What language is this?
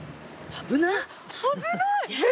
Japanese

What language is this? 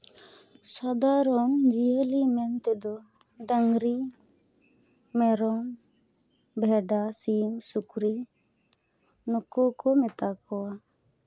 Santali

